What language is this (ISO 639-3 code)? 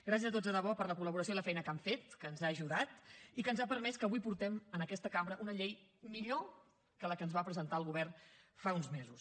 cat